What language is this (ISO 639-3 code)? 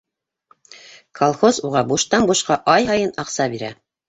bak